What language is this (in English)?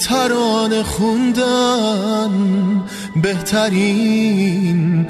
Persian